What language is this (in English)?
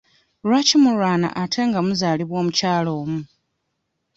Ganda